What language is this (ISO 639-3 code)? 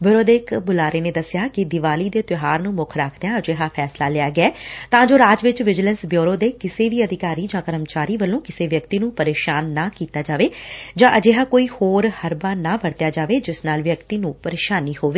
pan